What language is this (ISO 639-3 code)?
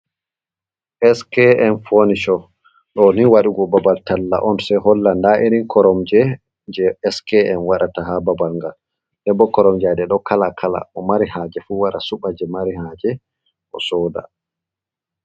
ful